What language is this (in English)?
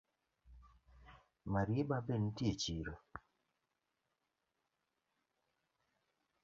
Luo (Kenya and Tanzania)